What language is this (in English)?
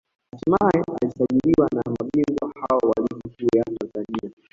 Swahili